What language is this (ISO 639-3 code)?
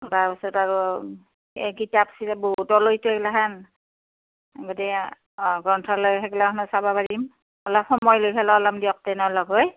asm